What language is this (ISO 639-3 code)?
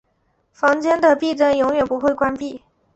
zho